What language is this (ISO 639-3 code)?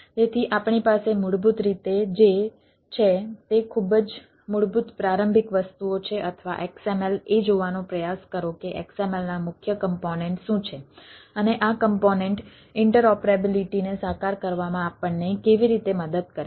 guj